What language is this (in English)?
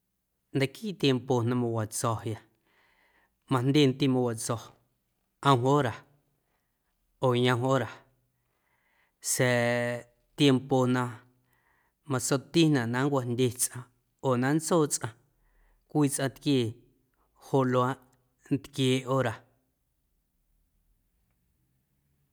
Guerrero Amuzgo